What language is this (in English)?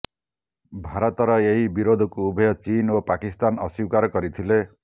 Odia